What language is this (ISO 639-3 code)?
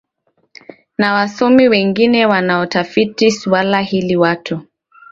swa